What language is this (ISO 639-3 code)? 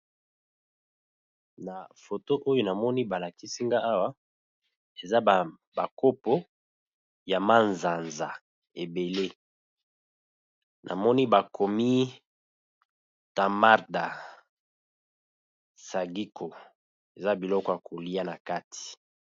lin